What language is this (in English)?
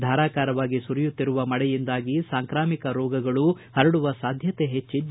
Kannada